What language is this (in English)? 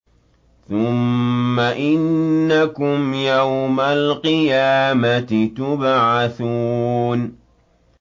Arabic